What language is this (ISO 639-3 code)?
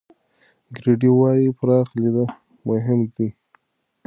pus